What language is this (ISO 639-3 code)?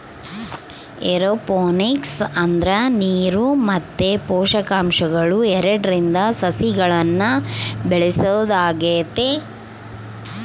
kan